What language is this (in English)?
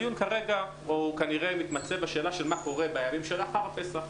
Hebrew